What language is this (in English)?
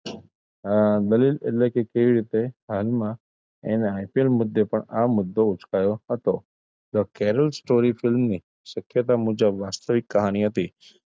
Gujarati